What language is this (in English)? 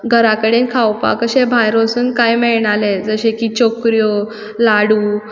Konkani